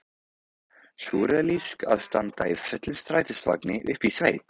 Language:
Icelandic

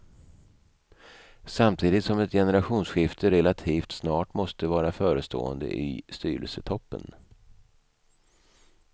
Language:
Swedish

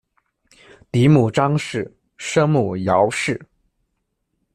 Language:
Chinese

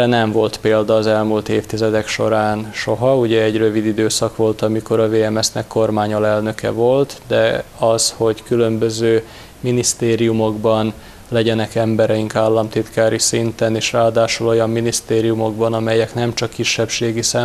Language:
Hungarian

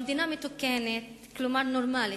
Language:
Hebrew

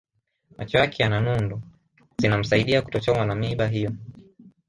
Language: Swahili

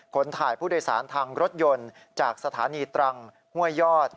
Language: Thai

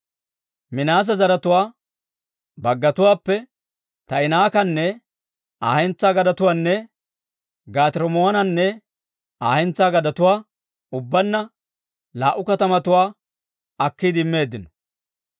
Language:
Dawro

